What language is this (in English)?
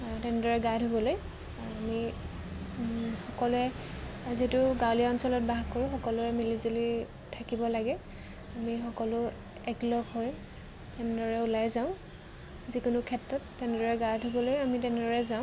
Assamese